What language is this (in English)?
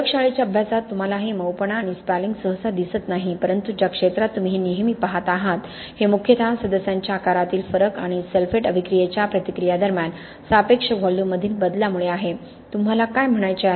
Marathi